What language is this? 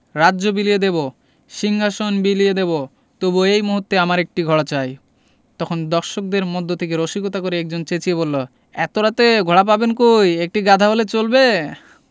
Bangla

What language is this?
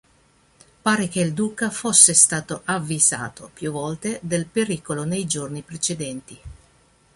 Italian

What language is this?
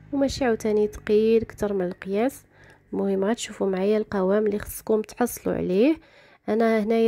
Arabic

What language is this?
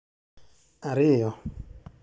Luo (Kenya and Tanzania)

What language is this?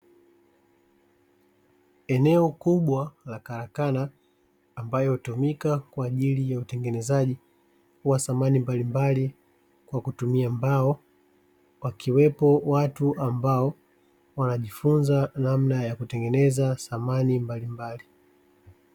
Swahili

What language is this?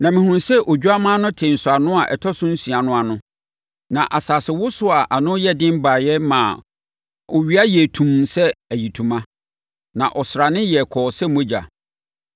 Akan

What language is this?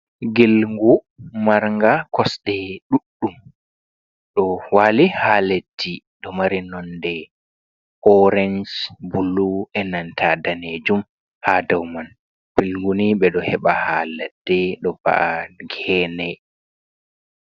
Fula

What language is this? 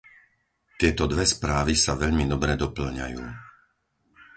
Slovak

